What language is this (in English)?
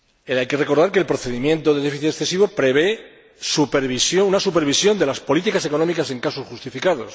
Spanish